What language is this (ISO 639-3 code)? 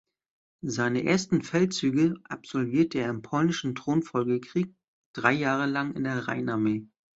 deu